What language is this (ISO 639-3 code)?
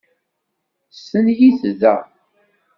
kab